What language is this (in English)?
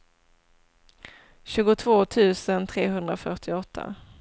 Swedish